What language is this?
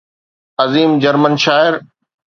Sindhi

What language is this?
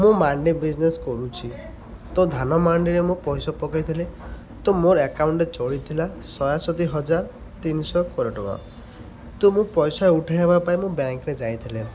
Odia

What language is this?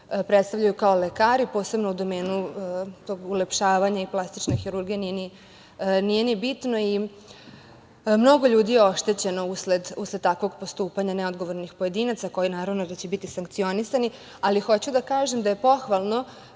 Serbian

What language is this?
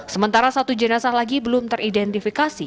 Indonesian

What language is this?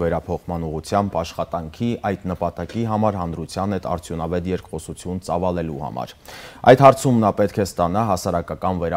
Romanian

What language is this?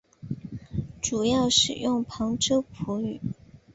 Chinese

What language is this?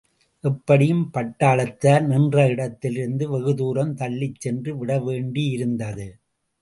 Tamil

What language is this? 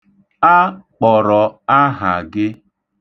Igbo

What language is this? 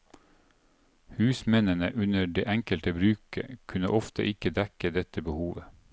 Norwegian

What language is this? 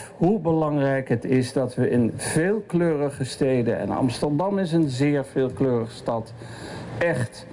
Dutch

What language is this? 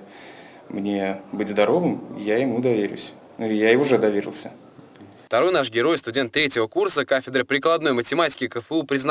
Russian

